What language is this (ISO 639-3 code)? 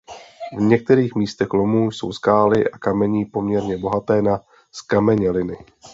ces